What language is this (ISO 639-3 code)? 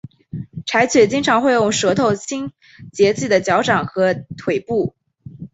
zho